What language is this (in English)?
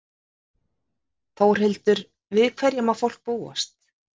Icelandic